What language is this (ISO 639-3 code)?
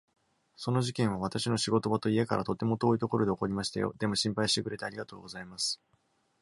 jpn